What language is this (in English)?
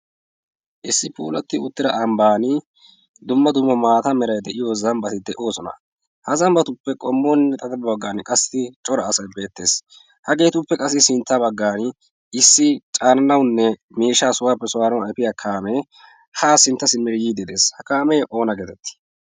Wolaytta